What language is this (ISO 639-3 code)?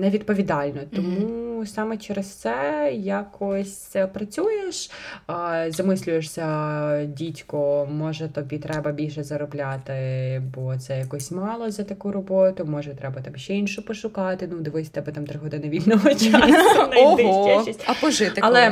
ukr